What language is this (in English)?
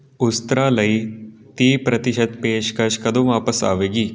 Punjabi